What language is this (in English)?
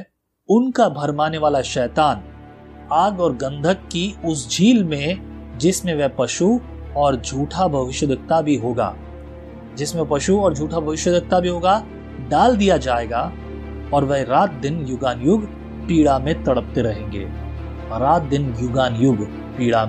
Hindi